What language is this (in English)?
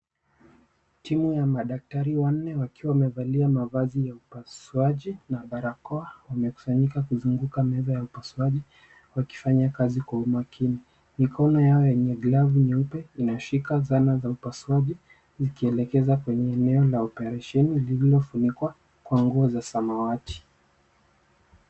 Swahili